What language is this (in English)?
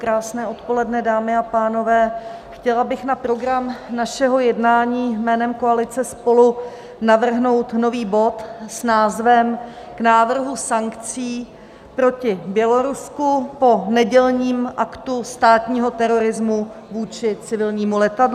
Czech